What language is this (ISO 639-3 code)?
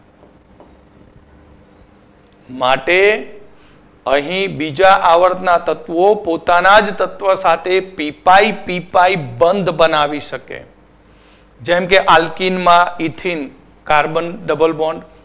guj